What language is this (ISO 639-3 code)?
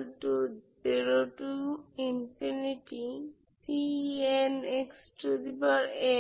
ben